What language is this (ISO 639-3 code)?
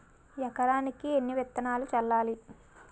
tel